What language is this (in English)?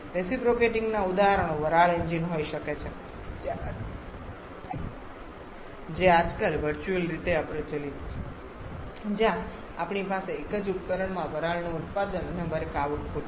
Gujarati